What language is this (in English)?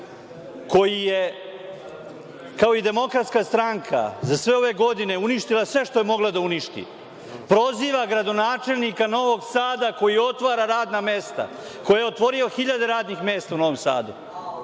Serbian